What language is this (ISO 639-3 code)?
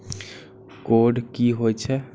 mai